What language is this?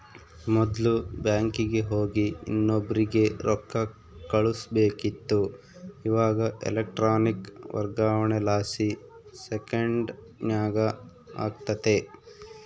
Kannada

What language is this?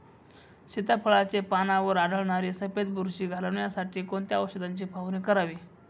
Marathi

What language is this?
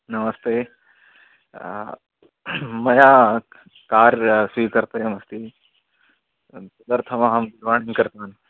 Sanskrit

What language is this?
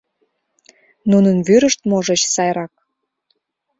Mari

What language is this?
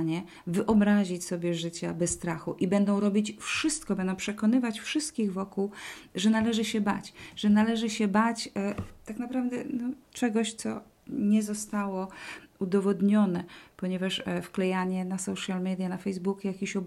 Polish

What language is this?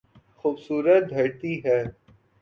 Urdu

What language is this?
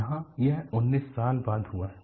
Hindi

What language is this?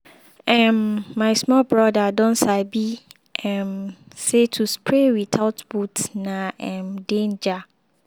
Nigerian Pidgin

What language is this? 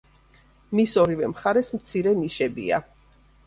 Georgian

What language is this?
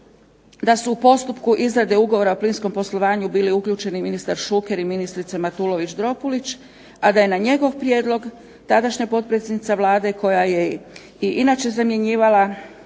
Croatian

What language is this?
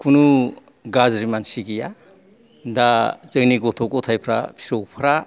Bodo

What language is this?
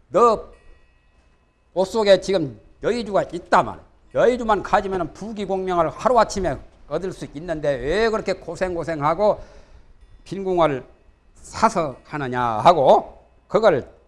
Korean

